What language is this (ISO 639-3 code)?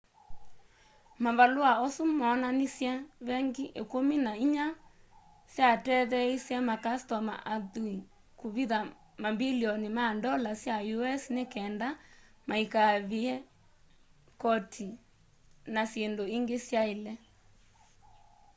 kam